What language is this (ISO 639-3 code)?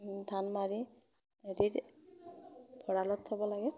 asm